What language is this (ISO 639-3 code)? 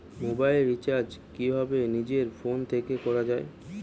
ben